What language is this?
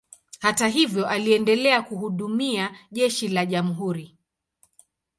Swahili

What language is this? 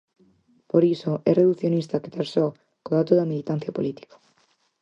Galician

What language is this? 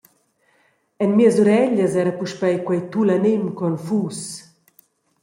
Romansh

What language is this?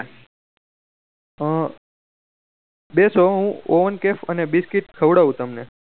Gujarati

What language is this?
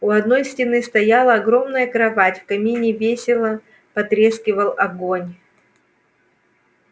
Russian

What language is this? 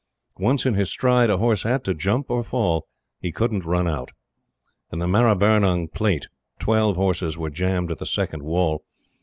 English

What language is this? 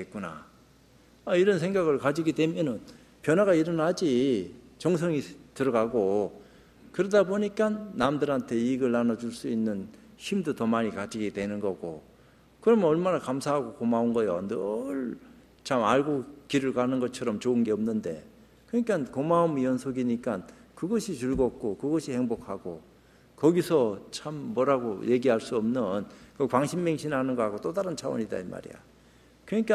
Korean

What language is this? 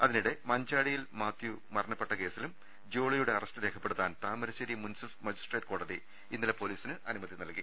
Malayalam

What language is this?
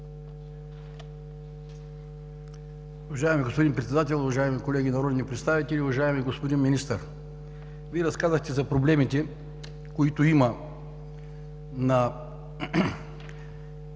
Bulgarian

